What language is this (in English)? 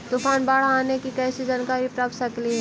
Magahi